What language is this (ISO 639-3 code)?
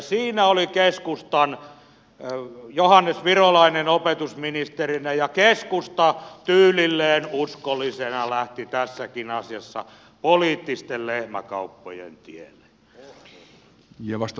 fin